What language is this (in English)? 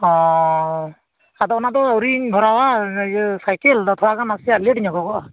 Santali